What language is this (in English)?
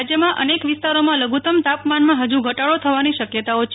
Gujarati